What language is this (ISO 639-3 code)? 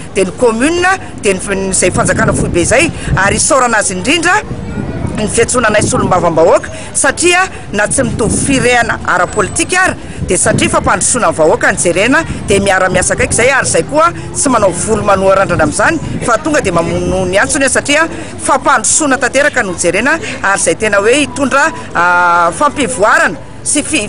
ron